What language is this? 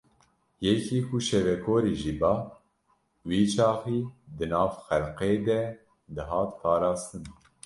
Kurdish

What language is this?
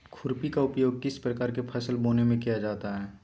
Magahi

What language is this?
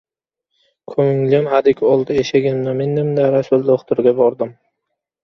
Uzbek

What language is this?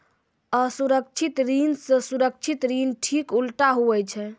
Maithili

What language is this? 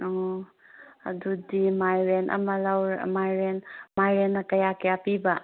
Manipuri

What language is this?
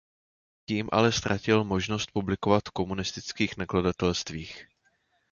Czech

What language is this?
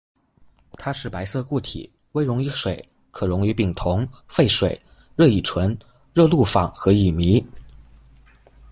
Chinese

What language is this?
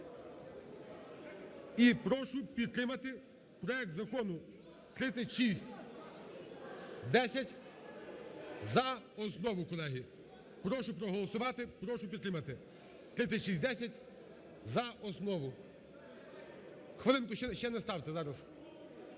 Ukrainian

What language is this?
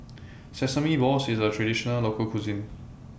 English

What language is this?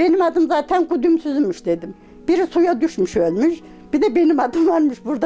Turkish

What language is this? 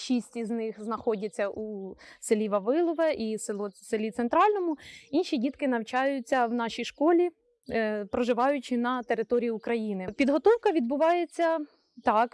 Ukrainian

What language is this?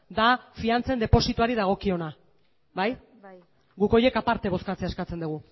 Basque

